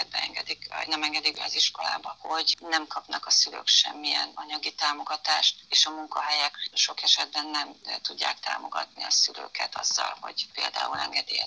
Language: Hungarian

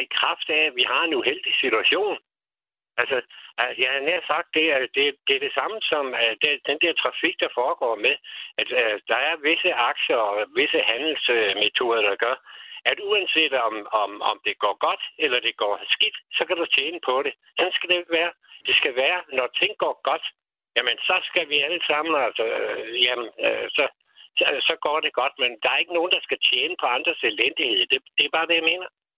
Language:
Danish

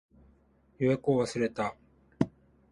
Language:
Japanese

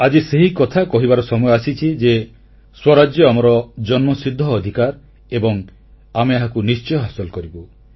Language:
Odia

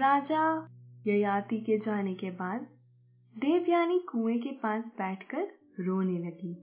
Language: Hindi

